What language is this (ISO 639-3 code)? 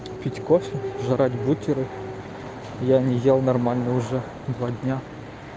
rus